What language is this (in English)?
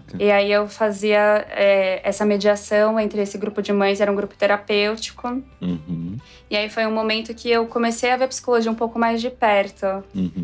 Portuguese